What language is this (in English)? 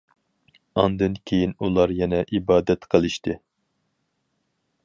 Uyghur